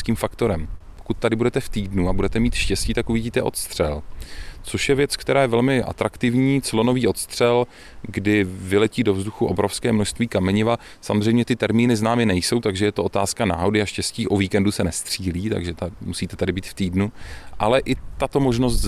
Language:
Czech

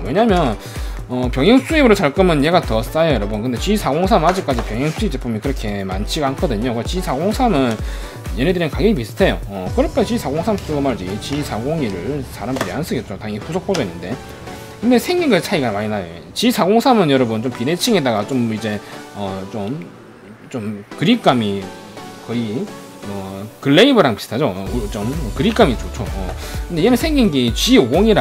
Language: Korean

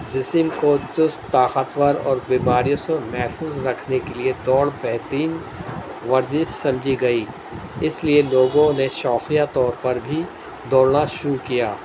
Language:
Urdu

